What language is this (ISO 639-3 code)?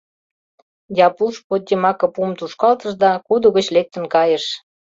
chm